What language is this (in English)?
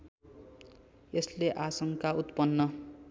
Nepali